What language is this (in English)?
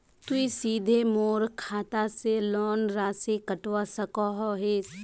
Magahi